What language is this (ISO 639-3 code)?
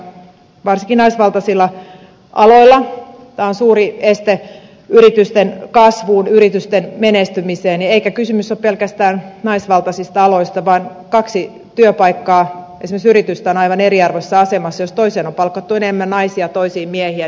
fin